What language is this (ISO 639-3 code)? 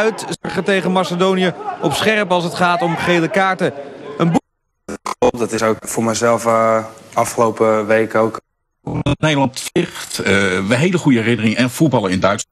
nld